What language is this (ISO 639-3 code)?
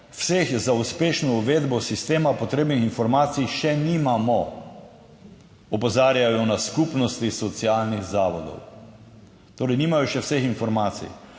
slv